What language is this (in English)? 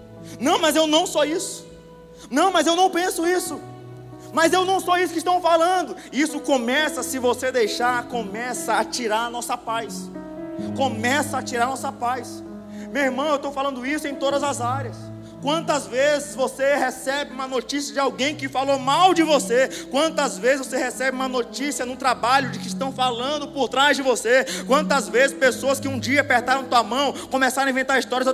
Portuguese